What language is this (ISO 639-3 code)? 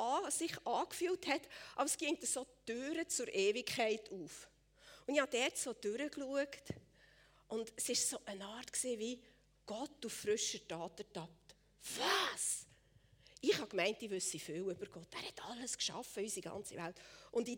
deu